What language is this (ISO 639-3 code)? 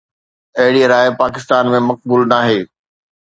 snd